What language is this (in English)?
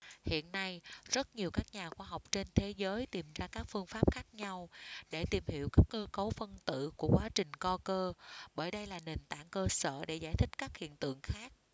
Vietnamese